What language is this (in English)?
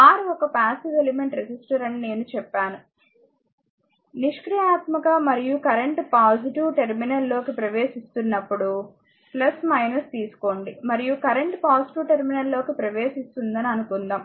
Telugu